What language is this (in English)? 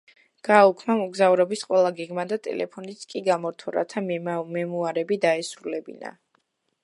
Georgian